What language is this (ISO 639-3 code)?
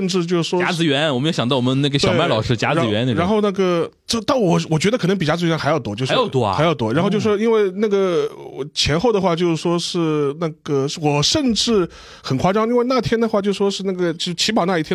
zho